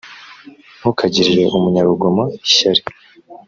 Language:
Kinyarwanda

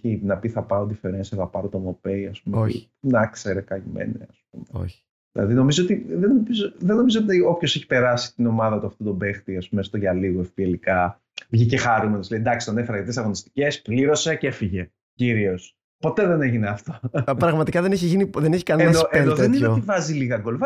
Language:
Greek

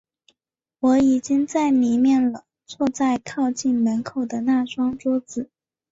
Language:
Chinese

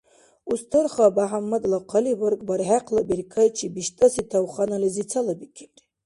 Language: Dargwa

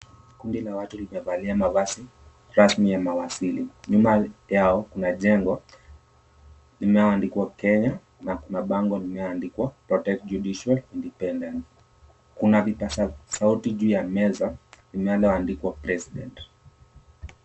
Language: Swahili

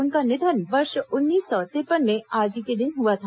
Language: Hindi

